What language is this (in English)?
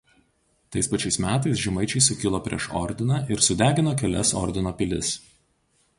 Lithuanian